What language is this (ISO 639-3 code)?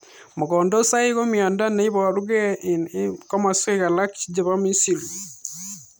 kln